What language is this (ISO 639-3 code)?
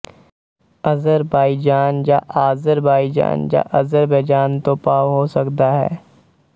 pan